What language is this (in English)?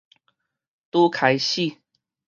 Min Nan Chinese